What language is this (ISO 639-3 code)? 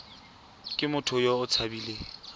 tsn